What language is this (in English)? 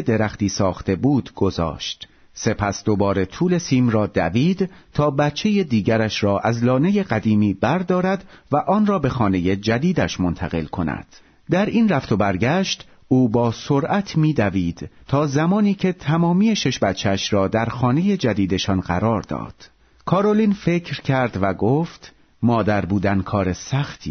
Persian